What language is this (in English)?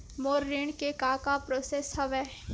Chhattisgarhi